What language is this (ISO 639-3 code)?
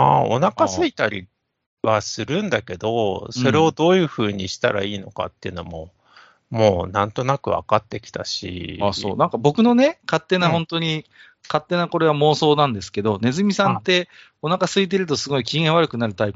jpn